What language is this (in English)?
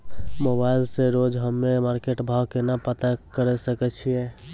Maithili